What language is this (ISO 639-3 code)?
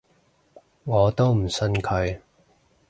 yue